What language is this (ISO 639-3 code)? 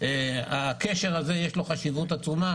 heb